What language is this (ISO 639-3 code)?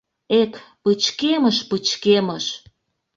chm